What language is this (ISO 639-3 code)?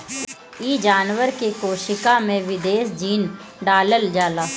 bho